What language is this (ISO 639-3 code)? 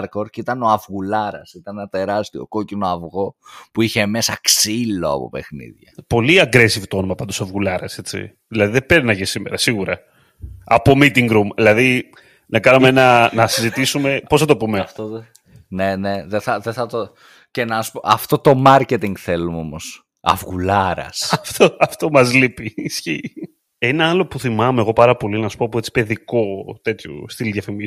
ell